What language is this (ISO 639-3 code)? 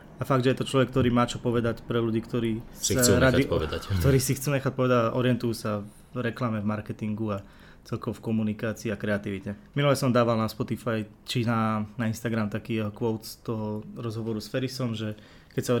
slk